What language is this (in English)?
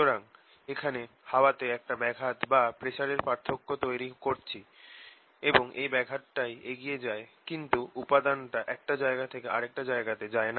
Bangla